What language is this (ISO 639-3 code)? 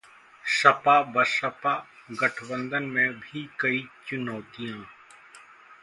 hin